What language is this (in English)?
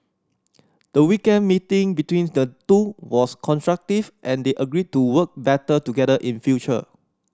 English